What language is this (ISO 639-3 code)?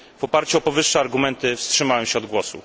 pol